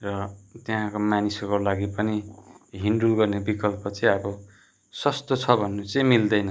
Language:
Nepali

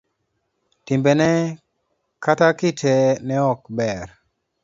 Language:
Luo (Kenya and Tanzania)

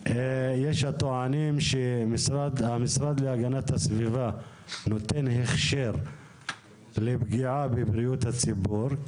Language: Hebrew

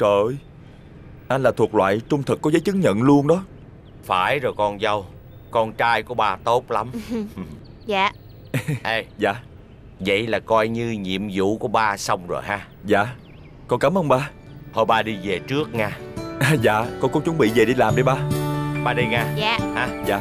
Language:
Vietnamese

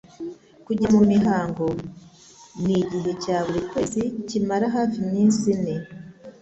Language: Kinyarwanda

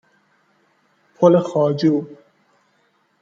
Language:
Persian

